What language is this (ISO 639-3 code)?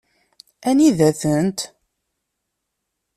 kab